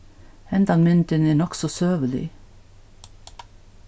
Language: Faroese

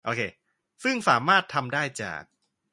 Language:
Thai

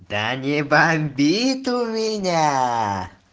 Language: Russian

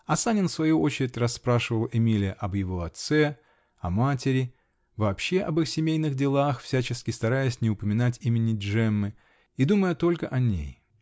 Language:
Russian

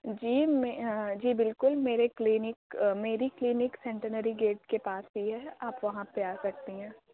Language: Urdu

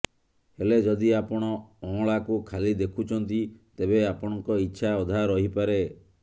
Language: Odia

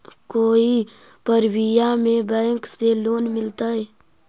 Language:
Magahi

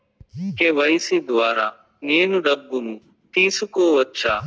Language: Telugu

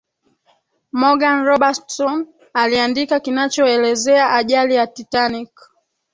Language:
Swahili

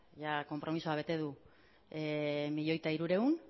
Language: Basque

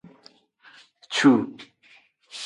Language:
Aja (Benin)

